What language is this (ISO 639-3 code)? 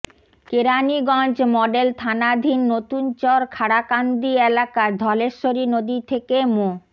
ben